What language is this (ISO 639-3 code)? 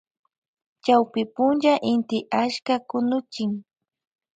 qvj